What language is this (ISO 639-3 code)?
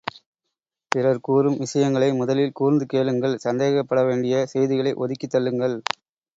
tam